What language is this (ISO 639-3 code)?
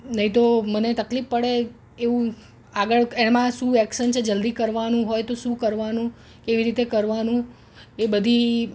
guj